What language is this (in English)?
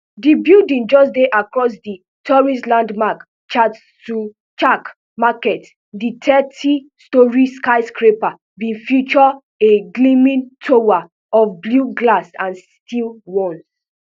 Nigerian Pidgin